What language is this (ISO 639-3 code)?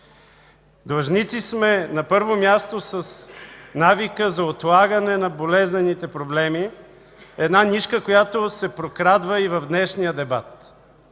bul